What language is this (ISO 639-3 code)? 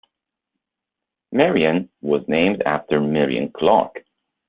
eng